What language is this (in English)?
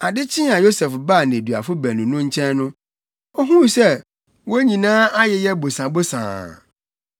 Akan